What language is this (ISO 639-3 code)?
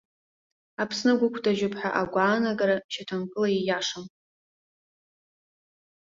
abk